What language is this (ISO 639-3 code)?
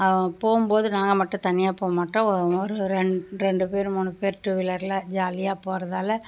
tam